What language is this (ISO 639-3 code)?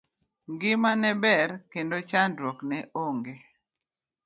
luo